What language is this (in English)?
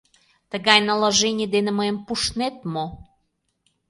Mari